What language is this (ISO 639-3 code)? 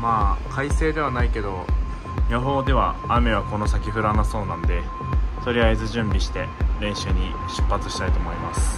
jpn